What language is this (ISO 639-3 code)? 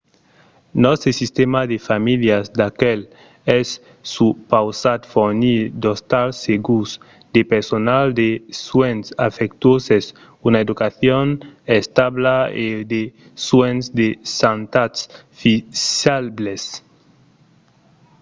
oci